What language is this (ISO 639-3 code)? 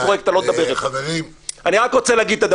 heb